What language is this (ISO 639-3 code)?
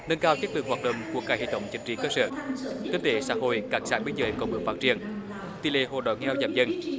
vie